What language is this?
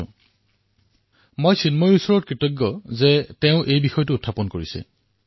Assamese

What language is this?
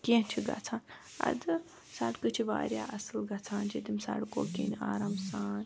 Kashmiri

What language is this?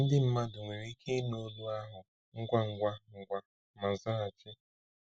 Igbo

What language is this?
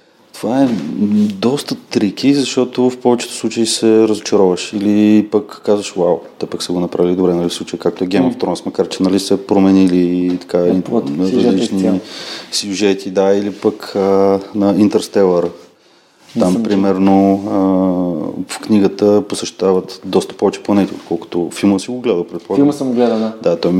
Bulgarian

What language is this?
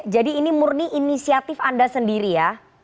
Indonesian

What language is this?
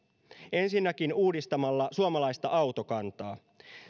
Finnish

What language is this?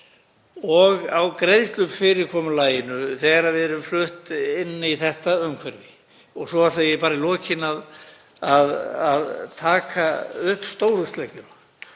Icelandic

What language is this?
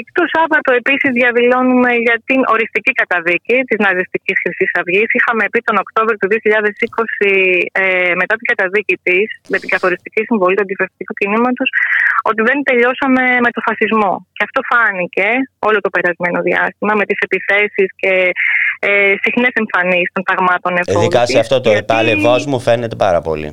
Greek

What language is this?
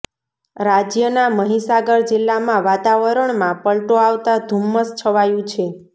Gujarati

